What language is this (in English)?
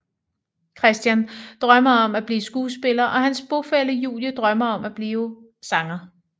Danish